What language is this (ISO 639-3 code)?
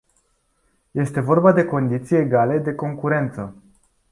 ron